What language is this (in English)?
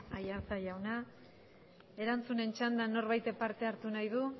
Basque